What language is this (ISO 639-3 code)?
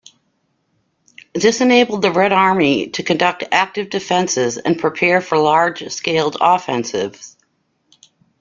eng